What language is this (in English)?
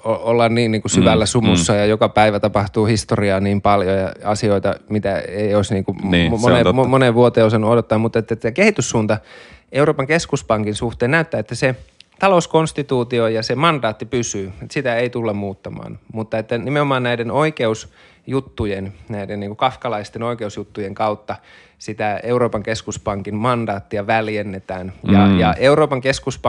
Finnish